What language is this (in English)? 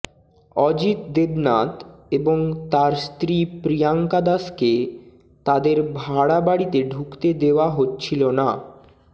Bangla